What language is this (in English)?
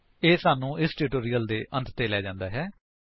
Punjabi